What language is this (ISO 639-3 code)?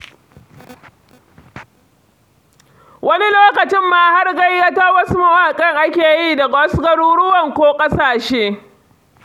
hau